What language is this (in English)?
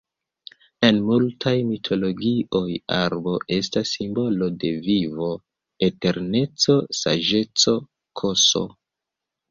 Esperanto